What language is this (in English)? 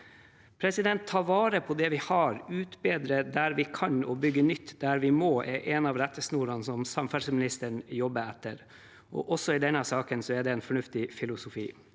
Norwegian